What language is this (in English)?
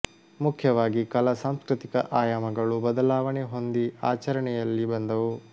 Kannada